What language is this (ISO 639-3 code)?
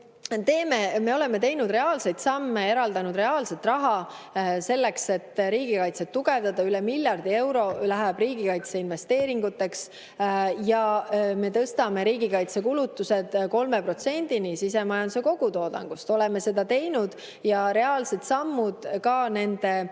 est